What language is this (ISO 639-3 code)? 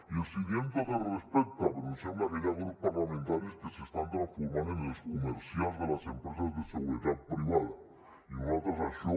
cat